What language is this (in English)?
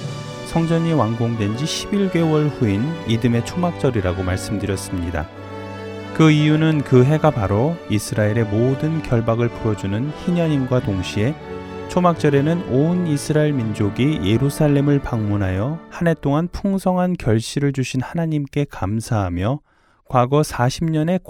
Korean